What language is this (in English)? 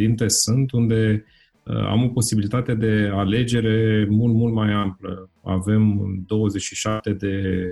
Romanian